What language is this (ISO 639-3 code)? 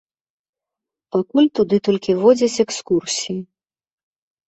bel